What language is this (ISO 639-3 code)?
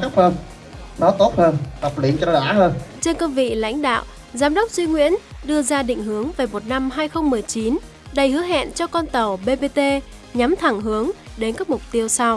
vie